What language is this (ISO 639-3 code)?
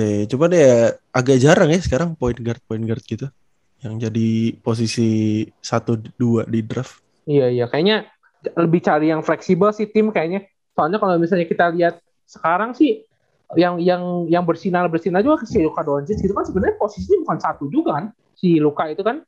ind